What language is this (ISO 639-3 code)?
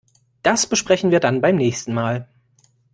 deu